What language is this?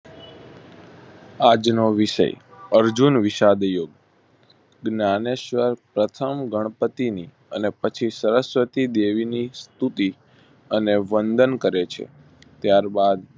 Gujarati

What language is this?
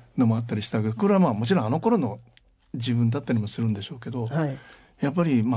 Japanese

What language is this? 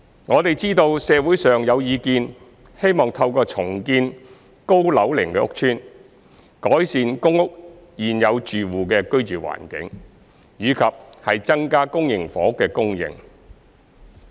Cantonese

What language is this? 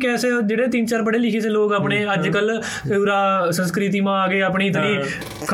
Punjabi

